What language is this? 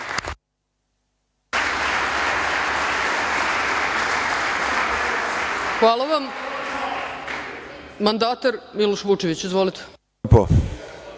Serbian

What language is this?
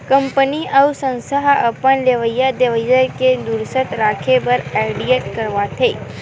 Chhattisgarhi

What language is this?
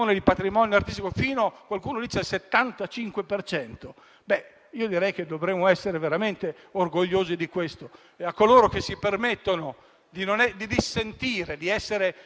Italian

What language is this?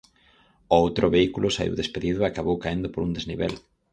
Galician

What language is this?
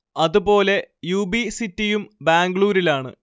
Malayalam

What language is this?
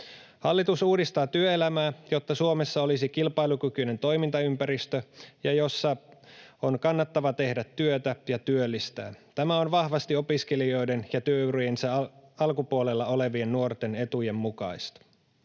Finnish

